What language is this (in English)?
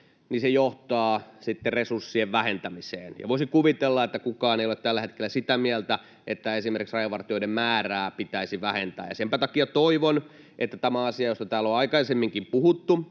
Finnish